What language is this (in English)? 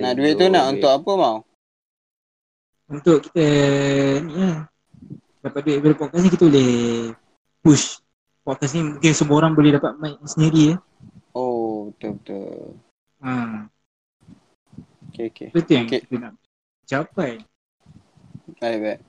Malay